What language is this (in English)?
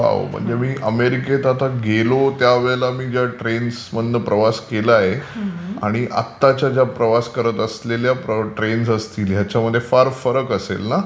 Marathi